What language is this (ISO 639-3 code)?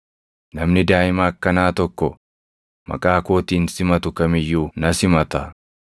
orm